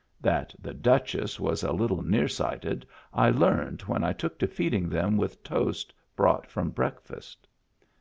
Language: English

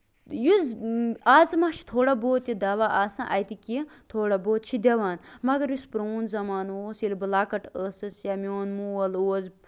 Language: Kashmiri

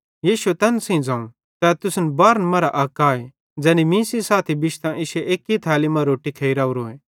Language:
Bhadrawahi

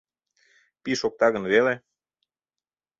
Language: Mari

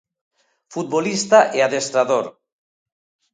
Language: Galician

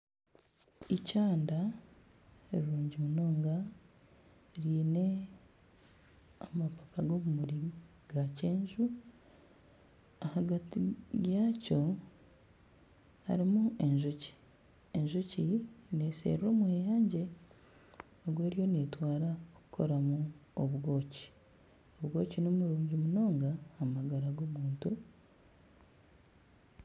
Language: Nyankole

